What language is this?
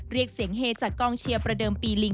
Thai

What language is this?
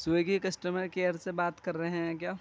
Urdu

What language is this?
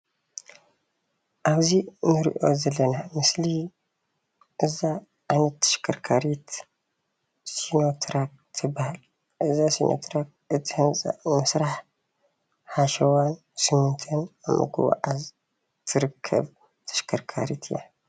Tigrinya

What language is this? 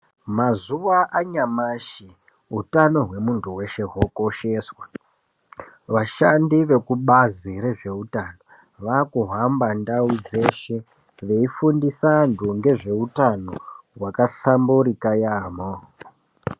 Ndau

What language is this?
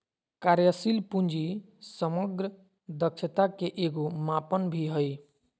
Magahi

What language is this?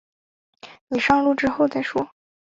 Chinese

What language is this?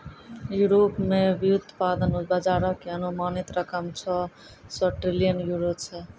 Maithili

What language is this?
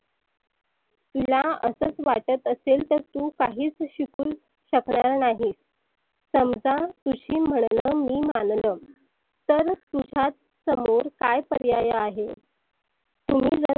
Marathi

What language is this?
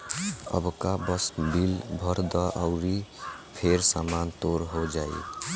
Bhojpuri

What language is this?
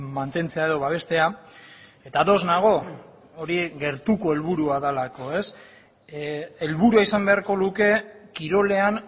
Basque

